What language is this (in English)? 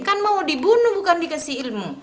Indonesian